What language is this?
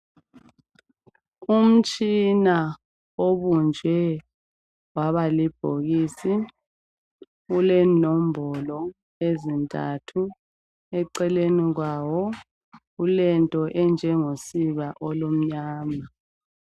North Ndebele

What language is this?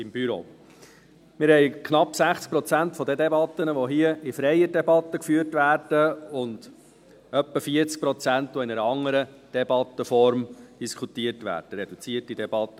Swiss German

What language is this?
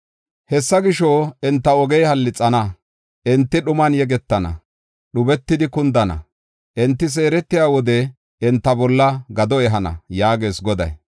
Gofa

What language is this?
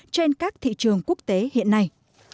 Vietnamese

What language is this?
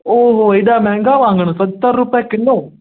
Sindhi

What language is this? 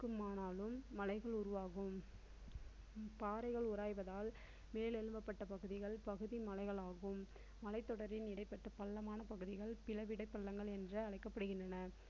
Tamil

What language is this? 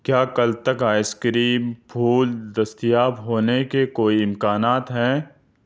Urdu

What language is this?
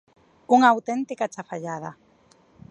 Galician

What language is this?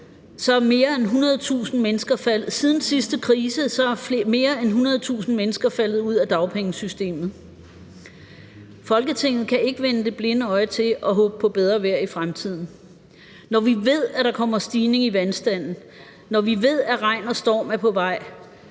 Danish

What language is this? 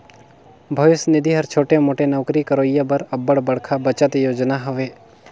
Chhattisgarhi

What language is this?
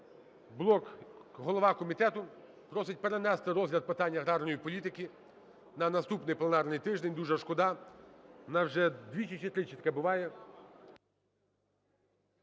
Ukrainian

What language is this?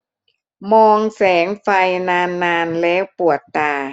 Thai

